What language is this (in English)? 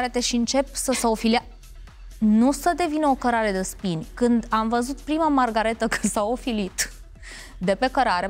Romanian